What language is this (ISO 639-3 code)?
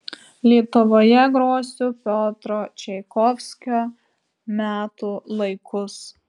lit